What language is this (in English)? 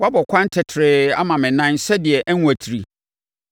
Akan